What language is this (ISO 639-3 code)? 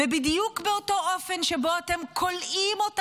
heb